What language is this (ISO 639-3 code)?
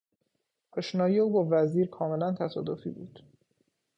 fas